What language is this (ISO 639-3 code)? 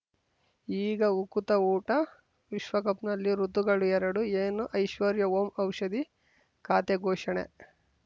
kan